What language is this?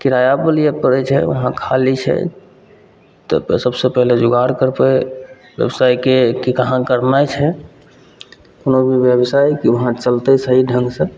Maithili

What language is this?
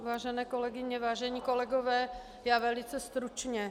Czech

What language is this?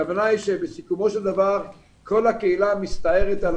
Hebrew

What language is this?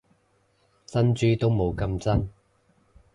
Cantonese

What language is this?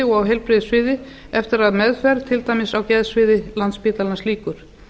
Icelandic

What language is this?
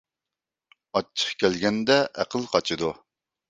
Uyghur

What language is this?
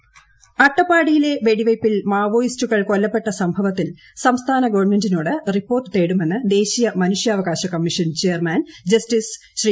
Malayalam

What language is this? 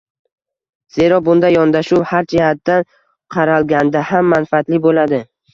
Uzbek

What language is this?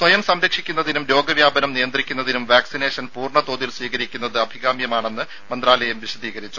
Malayalam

